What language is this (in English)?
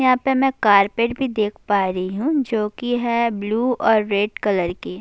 Urdu